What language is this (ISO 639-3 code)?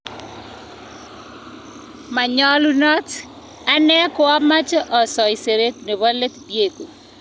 kln